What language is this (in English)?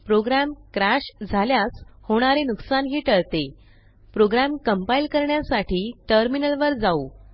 Marathi